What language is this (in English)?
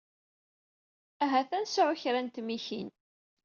Kabyle